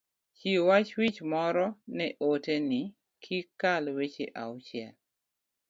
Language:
Luo (Kenya and Tanzania)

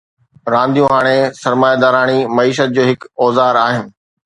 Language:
Sindhi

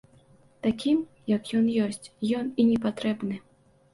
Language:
Belarusian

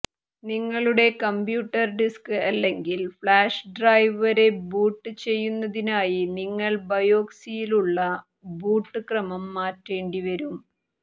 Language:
Malayalam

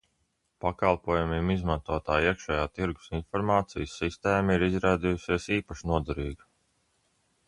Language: Latvian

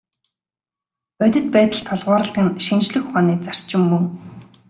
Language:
Mongolian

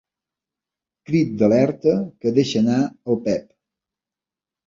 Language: Catalan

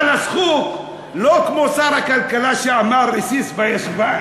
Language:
Hebrew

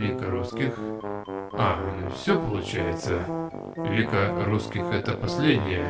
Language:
Russian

